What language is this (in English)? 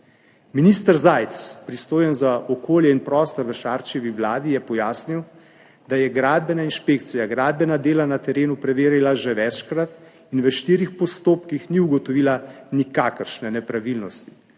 Slovenian